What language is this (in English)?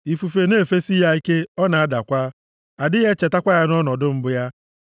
Igbo